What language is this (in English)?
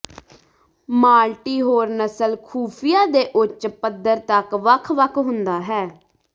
Punjabi